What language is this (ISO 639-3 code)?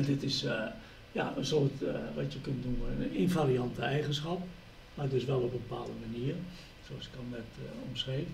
nld